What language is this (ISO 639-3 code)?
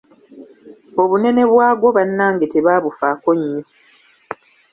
lug